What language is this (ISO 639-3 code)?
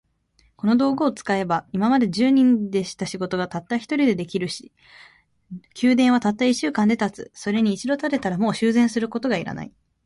jpn